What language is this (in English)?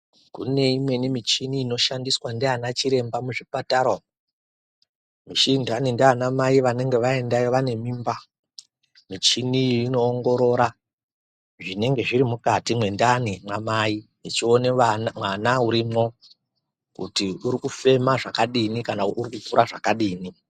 Ndau